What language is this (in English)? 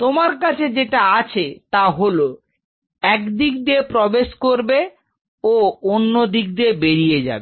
Bangla